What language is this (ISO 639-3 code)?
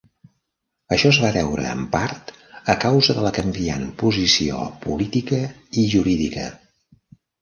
cat